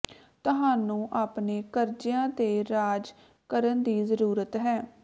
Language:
Punjabi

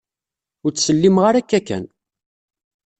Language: Kabyle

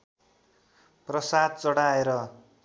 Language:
Nepali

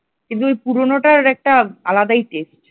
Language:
Bangla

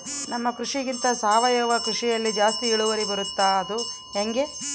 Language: Kannada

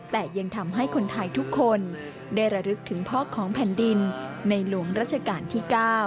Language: Thai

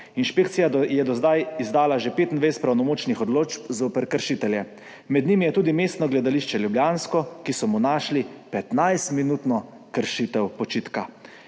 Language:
Slovenian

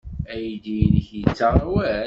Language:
Kabyle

